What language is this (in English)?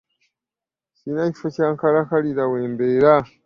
Ganda